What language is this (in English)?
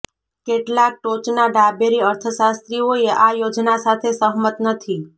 Gujarati